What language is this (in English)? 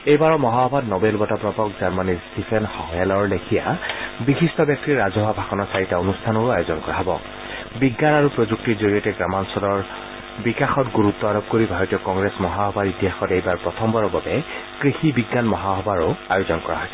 Assamese